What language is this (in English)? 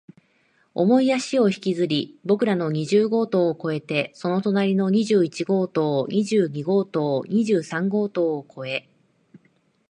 Japanese